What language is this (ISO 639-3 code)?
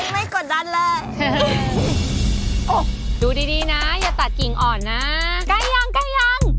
tha